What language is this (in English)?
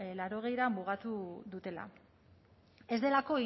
Basque